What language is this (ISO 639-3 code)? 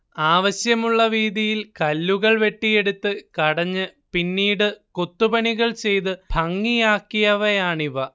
mal